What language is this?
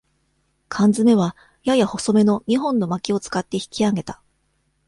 Japanese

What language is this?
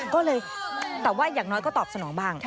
Thai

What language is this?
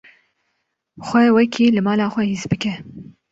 Kurdish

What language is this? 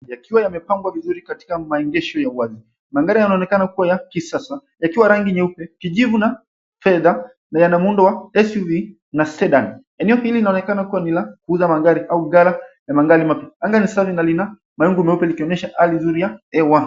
Swahili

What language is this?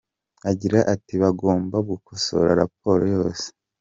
Kinyarwanda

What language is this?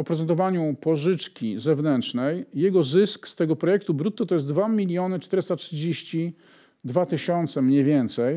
Polish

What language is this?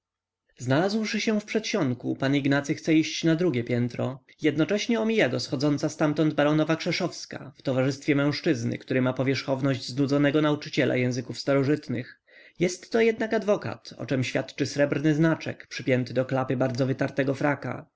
Polish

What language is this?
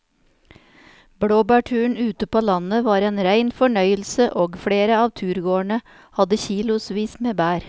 Norwegian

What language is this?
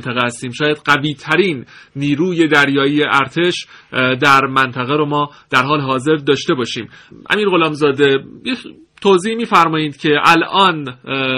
Persian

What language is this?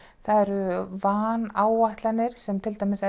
Icelandic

